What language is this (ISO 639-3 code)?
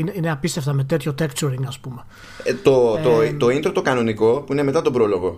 ell